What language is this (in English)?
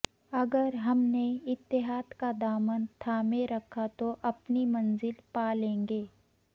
Urdu